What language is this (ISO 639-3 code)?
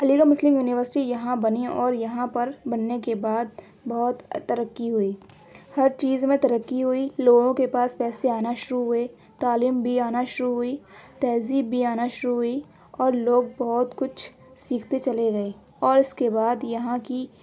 urd